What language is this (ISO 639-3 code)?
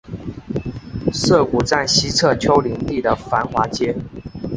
zho